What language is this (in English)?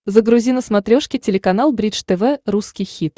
Russian